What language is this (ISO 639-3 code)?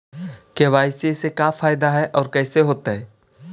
mag